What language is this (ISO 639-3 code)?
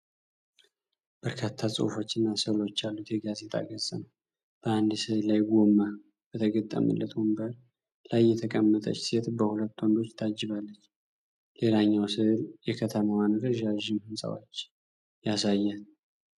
amh